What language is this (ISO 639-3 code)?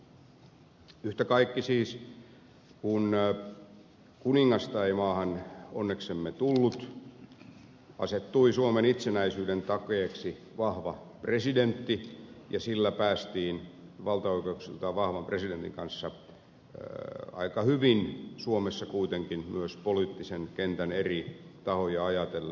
fin